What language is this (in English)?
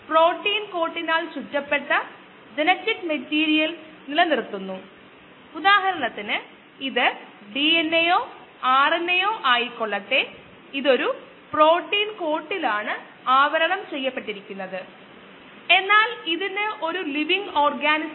Malayalam